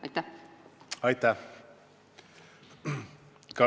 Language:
Estonian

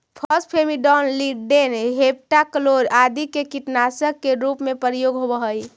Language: Magahi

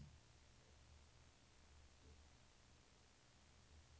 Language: Norwegian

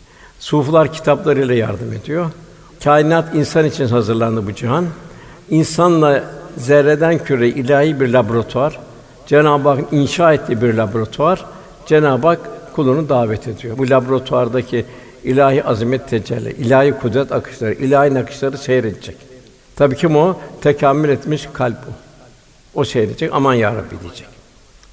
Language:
Turkish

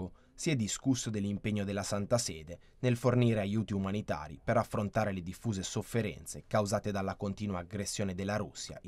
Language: Italian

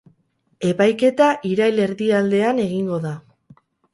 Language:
Basque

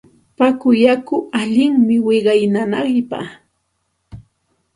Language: Santa Ana de Tusi Pasco Quechua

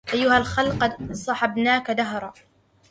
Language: Arabic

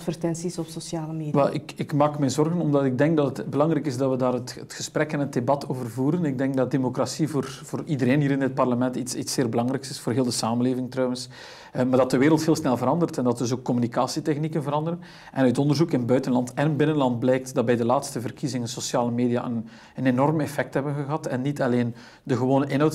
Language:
Dutch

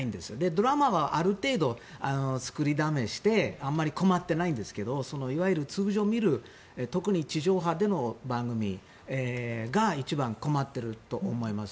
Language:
Japanese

